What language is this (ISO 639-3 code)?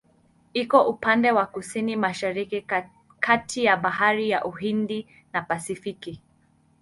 swa